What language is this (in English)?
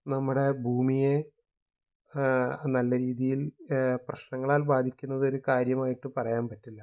Malayalam